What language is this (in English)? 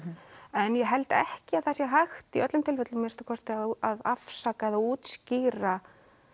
Icelandic